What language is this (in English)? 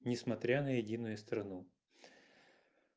Russian